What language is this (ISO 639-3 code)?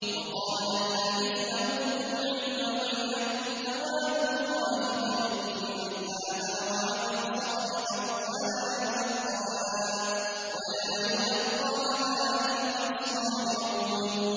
ara